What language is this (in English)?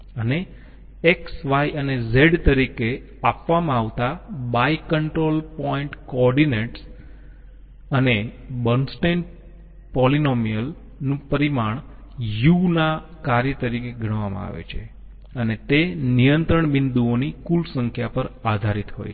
Gujarati